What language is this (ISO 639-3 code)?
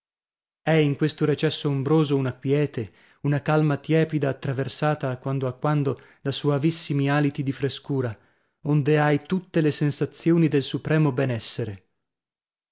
ita